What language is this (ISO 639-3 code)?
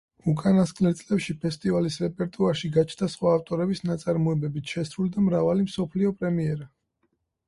kat